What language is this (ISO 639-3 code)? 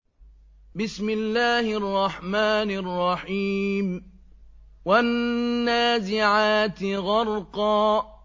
ara